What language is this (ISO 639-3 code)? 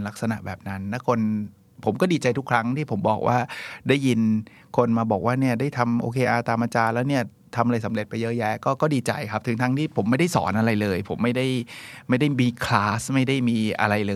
tha